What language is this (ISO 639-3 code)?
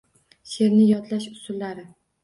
uzb